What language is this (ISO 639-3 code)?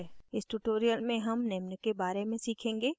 hin